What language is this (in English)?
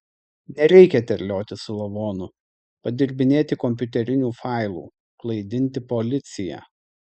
Lithuanian